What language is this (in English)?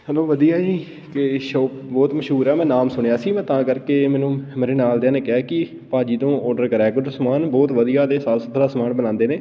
Punjabi